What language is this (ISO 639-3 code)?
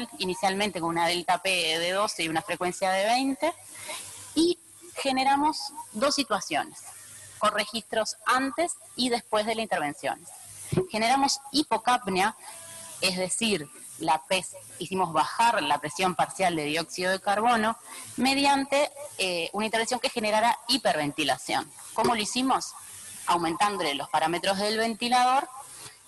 spa